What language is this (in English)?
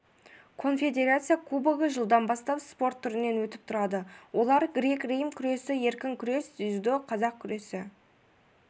Kazakh